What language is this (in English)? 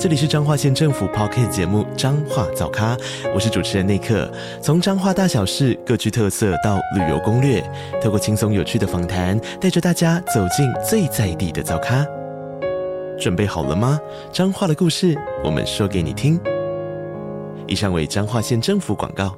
Chinese